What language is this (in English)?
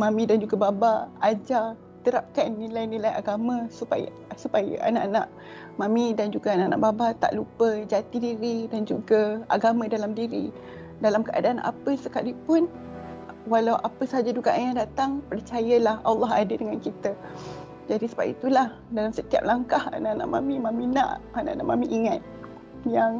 Malay